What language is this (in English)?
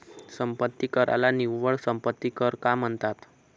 Marathi